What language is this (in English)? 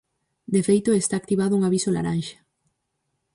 Galician